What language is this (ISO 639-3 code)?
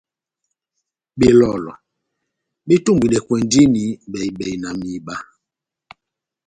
bnm